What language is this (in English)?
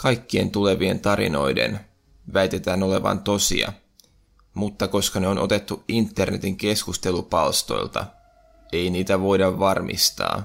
Finnish